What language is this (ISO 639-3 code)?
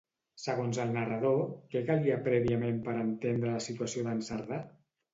cat